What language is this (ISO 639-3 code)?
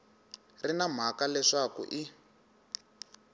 tso